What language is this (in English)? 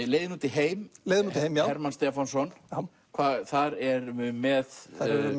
Icelandic